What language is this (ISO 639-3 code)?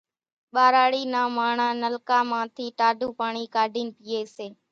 gjk